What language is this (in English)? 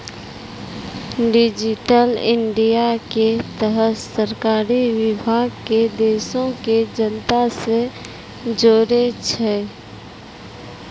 Maithili